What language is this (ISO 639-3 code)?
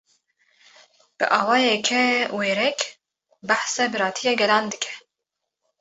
kur